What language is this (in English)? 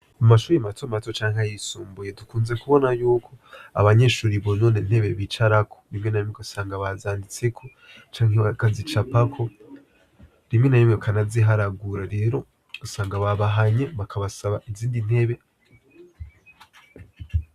Rundi